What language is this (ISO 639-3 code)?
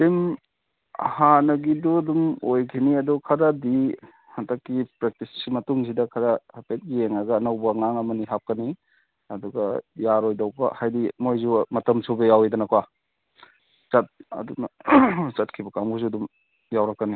mni